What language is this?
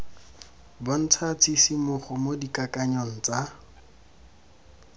Tswana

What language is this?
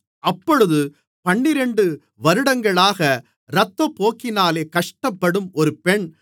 Tamil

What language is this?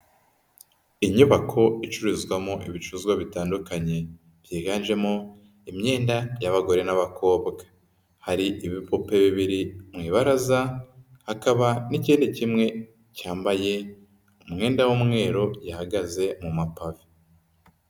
Kinyarwanda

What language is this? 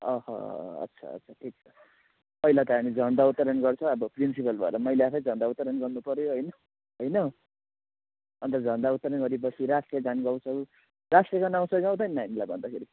Nepali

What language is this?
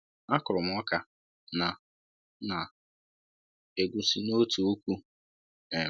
Igbo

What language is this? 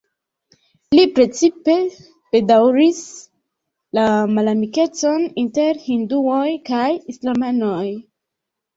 Esperanto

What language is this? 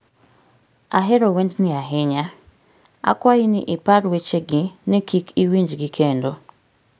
Luo (Kenya and Tanzania)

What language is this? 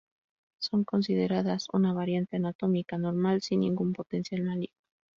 Spanish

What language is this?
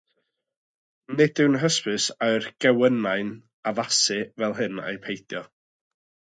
Welsh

